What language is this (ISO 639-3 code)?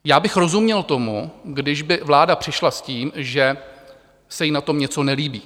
ces